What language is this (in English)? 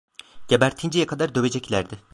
Turkish